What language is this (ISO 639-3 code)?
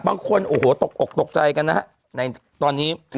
tha